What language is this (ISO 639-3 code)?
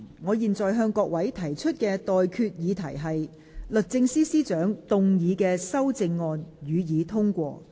yue